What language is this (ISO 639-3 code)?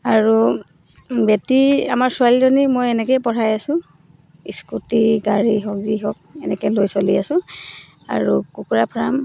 asm